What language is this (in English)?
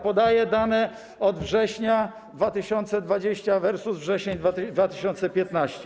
Polish